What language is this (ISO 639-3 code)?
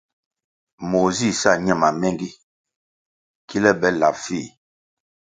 nmg